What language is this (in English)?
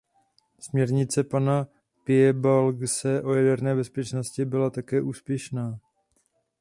Czech